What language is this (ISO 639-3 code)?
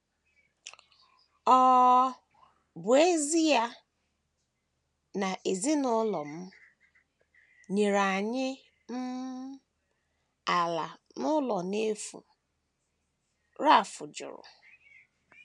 ibo